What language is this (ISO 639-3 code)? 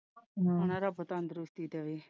pan